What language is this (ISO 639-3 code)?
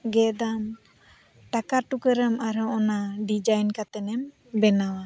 sat